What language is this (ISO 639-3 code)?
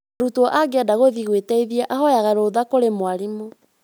kik